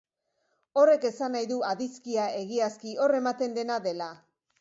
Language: Basque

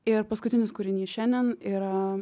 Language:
Lithuanian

